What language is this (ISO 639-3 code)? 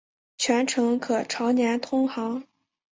zho